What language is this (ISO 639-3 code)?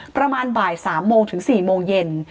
tha